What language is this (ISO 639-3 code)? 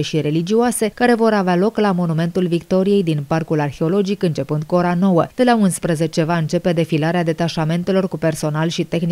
ron